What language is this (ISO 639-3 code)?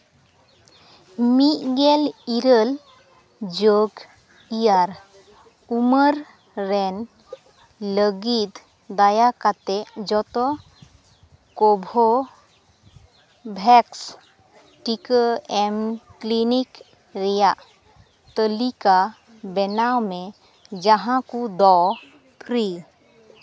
sat